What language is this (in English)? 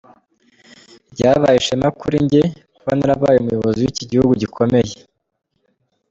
Kinyarwanda